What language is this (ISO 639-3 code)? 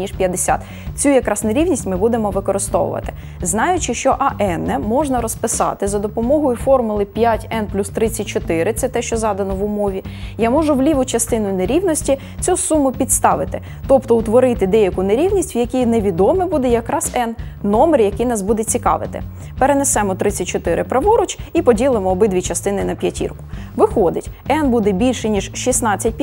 ukr